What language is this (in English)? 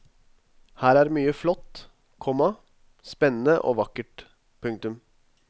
Norwegian